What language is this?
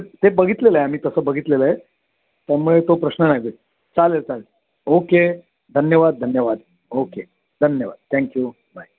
Marathi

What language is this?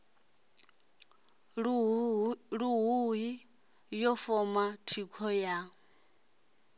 Venda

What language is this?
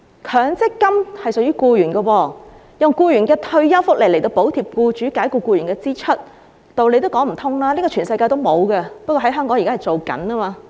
Cantonese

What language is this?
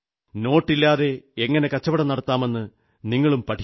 Malayalam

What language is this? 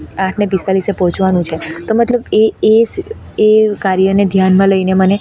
Gujarati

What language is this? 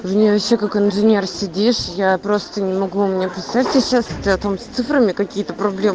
Russian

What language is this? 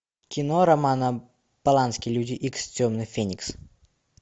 Russian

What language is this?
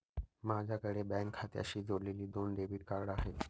Marathi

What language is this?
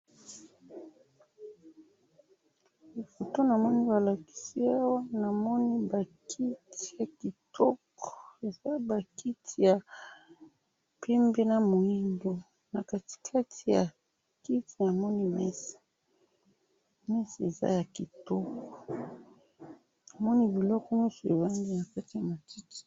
Lingala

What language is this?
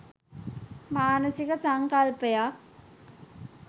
Sinhala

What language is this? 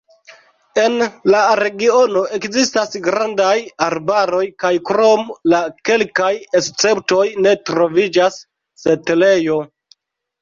Esperanto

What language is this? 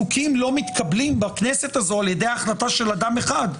Hebrew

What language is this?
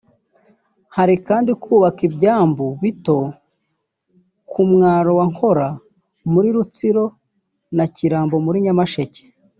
Kinyarwanda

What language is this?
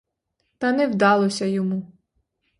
Ukrainian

